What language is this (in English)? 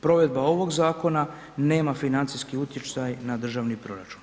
Croatian